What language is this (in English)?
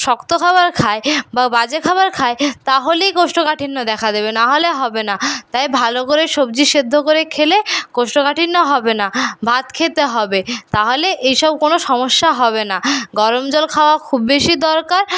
Bangla